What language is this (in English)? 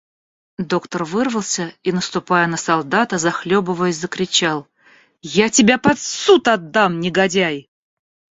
Russian